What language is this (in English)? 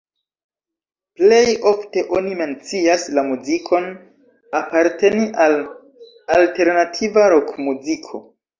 Esperanto